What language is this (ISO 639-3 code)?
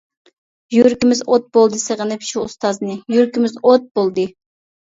uig